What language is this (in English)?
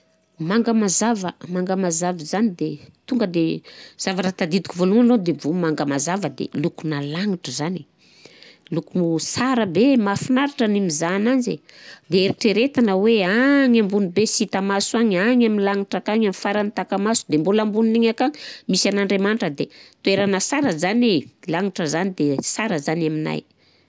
Southern Betsimisaraka Malagasy